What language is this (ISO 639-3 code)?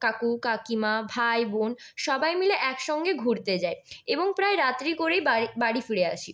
ben